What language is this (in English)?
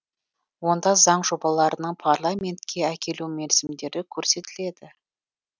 Kazakh